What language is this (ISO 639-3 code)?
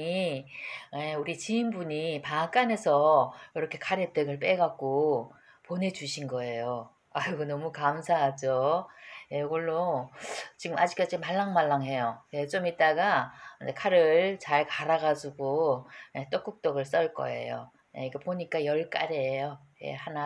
kor